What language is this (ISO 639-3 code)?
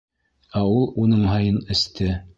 bak